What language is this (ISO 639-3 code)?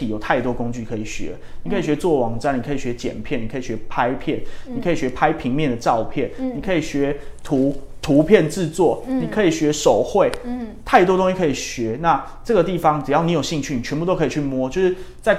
zho